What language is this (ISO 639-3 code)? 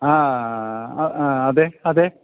mal